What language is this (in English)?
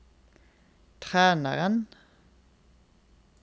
Norwegian